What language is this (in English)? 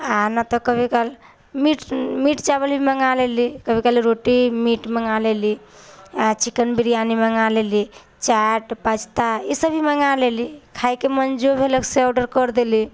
Maithili